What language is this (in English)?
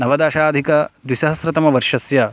Sanskrit